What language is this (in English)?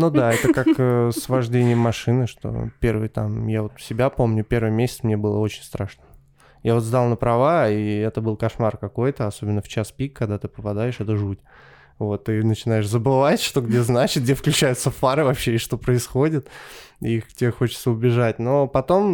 Russian